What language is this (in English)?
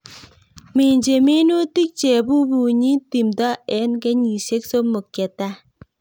Kalenjin